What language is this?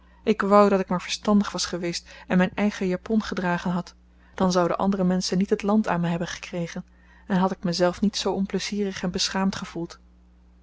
Dutch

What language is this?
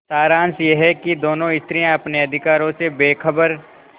Hindi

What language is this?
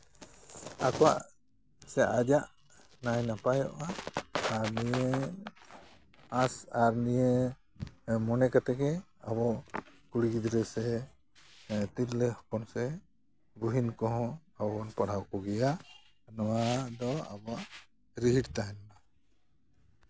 Santali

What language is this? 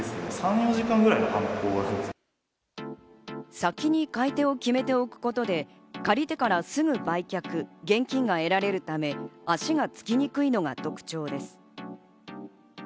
Japanese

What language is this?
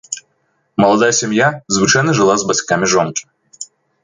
Belarusian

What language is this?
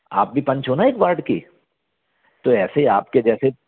Hindi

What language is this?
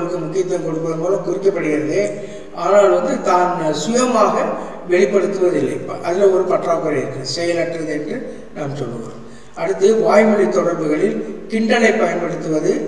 Tamil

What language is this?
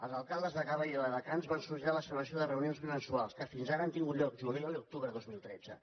Catalan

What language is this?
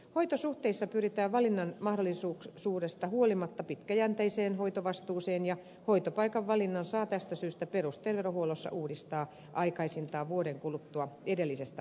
Finnish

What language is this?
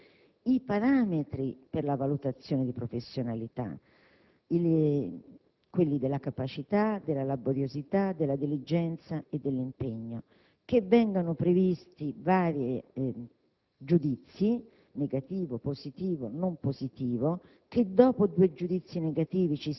Italian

